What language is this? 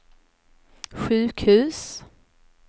Swedish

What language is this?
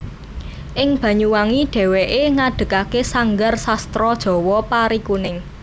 Javanese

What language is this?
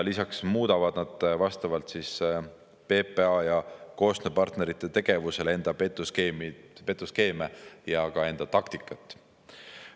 Estonian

